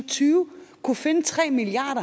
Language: Danish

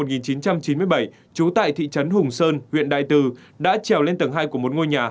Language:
Vietnamese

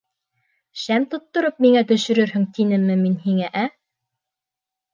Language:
Bashkir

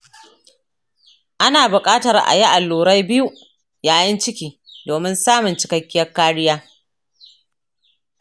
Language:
Hausa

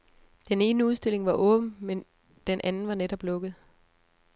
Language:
Danish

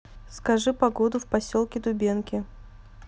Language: Russian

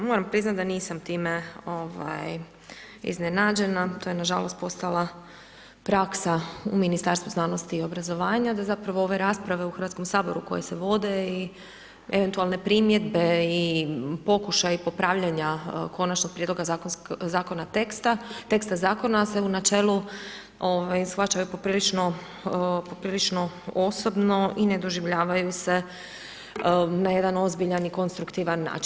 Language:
Croatian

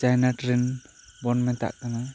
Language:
Santali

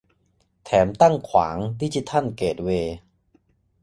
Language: Thai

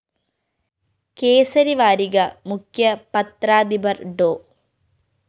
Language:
Malayalam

